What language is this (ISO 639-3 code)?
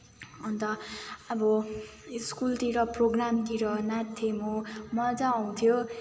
nep